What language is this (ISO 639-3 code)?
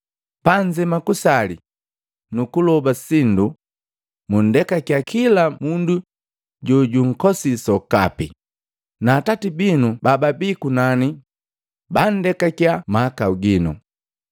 mgv